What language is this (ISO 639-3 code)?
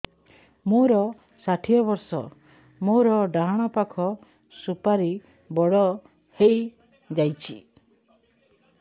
ori